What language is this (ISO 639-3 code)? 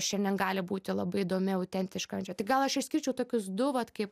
lit